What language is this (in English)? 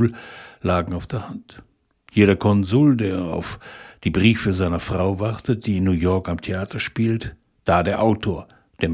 German